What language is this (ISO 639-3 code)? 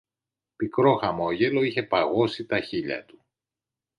ell